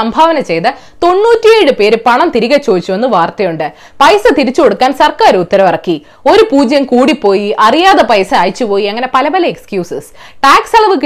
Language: Malayalam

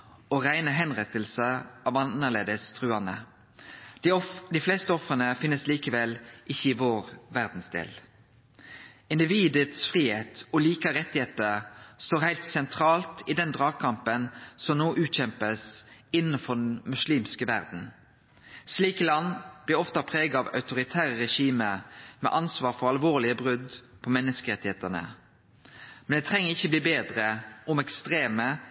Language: Norwegian Nynorsk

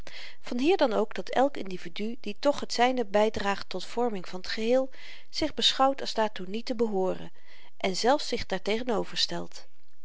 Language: Dutch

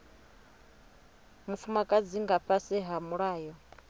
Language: Venda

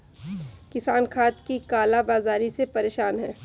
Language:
Hindi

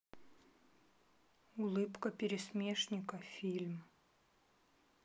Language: Russian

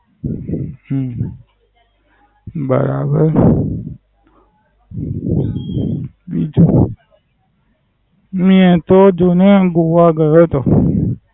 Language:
Gujarati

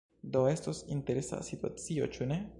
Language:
Esperanto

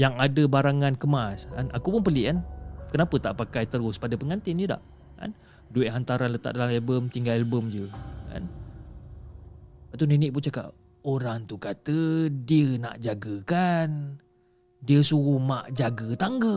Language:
Malay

